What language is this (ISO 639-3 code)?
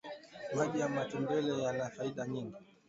swa